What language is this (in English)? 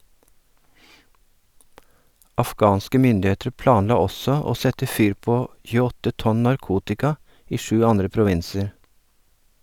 Norwegian